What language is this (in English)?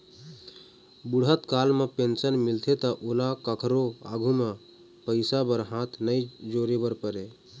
Chhattisgarhi